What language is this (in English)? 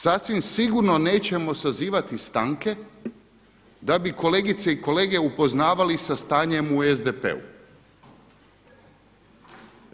Croatian